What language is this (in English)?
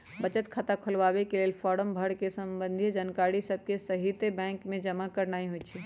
Magahi